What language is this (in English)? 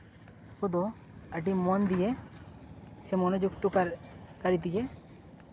Santali